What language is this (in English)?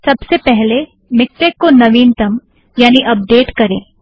Hindi